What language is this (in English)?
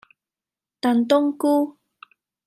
Cantonese